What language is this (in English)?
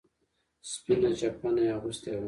Pashto